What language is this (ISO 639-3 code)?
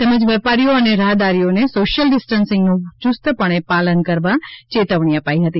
guj